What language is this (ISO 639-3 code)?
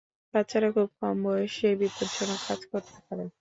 ben